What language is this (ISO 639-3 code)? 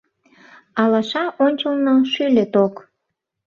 chm